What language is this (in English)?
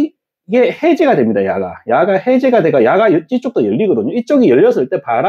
Korean